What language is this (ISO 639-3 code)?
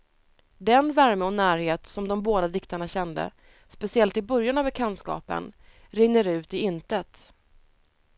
swe